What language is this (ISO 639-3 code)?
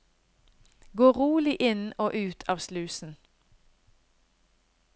nor